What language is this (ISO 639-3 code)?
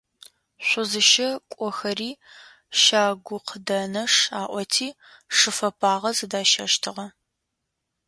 ady